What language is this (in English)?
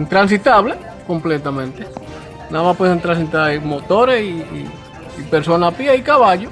Spanish